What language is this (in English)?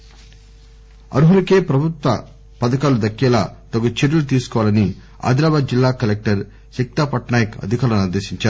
Telugu